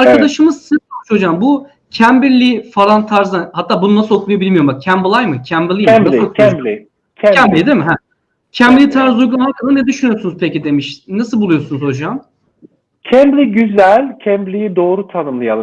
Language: Turkish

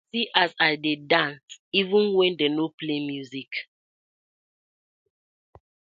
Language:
Nigerian Pidgin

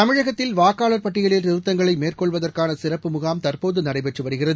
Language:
Tamil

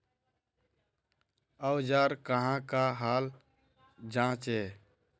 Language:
Magahi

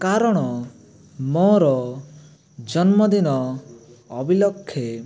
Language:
Odia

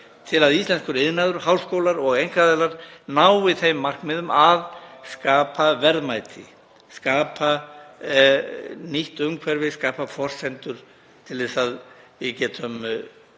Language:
Icelandic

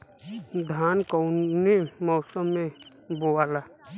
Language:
Bhojpuri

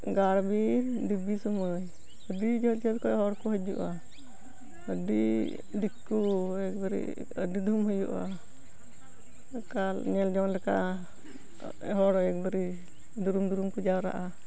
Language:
Santali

